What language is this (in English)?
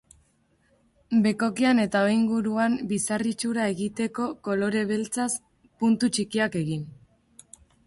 Basque